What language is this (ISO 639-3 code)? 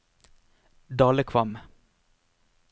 nor